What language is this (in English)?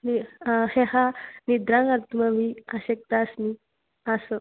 Sanskrit